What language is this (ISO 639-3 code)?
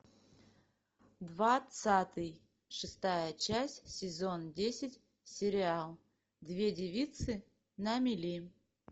rus